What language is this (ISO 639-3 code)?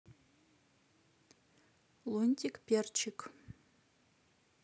rus